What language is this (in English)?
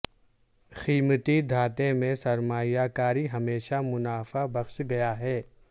Urdu